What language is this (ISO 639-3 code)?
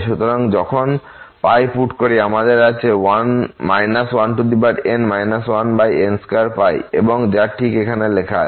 ben